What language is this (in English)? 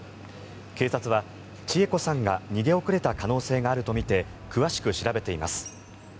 Japanese